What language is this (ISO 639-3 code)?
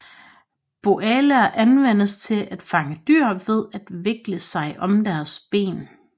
dan